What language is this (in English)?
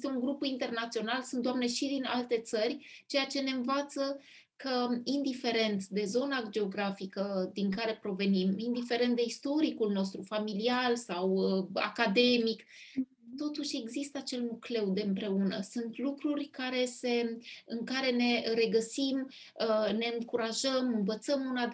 Romanian